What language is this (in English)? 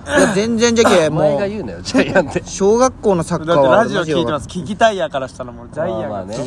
Japanese